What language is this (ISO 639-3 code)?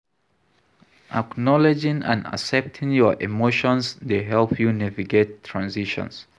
pcm